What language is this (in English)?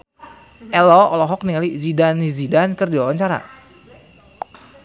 Sundanese